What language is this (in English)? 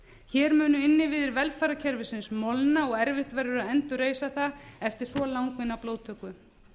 Icelandic